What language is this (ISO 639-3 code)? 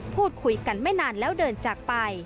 tha